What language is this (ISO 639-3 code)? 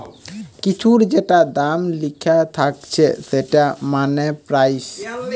ben